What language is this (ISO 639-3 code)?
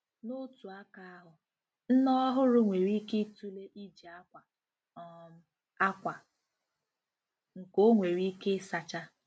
ibo